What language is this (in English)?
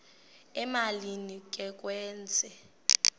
Xhosa